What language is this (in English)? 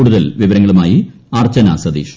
Malayalam